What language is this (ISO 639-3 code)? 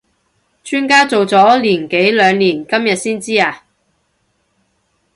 yue